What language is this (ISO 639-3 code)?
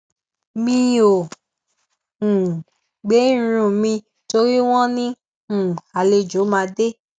yor